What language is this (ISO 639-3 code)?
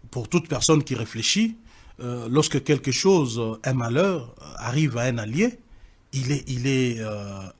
fra